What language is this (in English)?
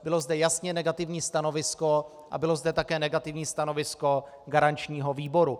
Czech